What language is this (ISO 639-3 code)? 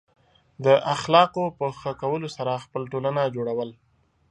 pus